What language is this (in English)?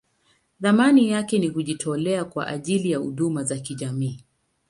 Swahili